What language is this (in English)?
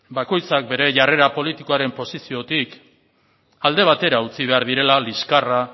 Basque